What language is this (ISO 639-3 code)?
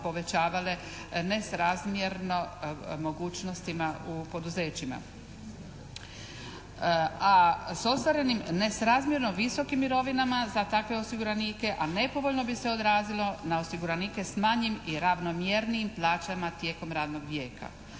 hrv